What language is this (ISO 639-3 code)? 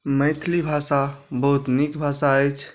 mai